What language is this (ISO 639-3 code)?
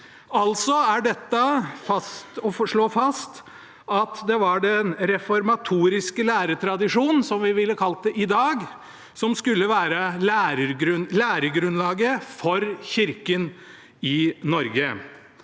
nor